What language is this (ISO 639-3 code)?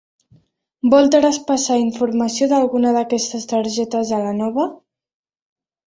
cat